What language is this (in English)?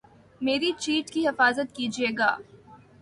Urdu